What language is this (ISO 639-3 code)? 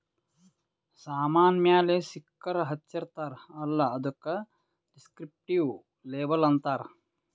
kan